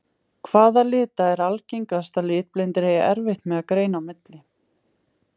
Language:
Icelandic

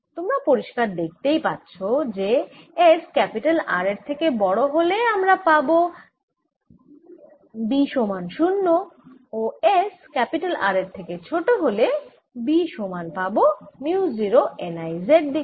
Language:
Bangla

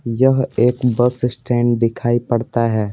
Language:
Hindi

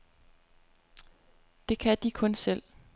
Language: Danish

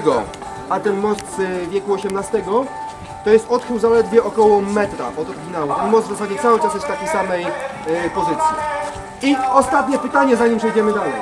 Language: Polish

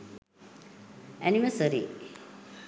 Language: Sinhala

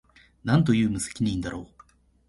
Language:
Japanese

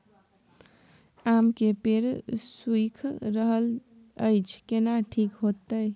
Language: Maithili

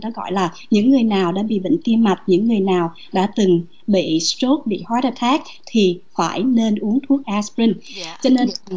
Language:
Vietnamese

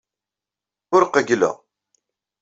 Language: Kabyle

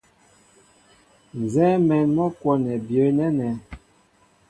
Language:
Mbo (Cameroon)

